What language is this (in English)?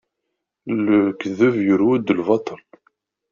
Kabyle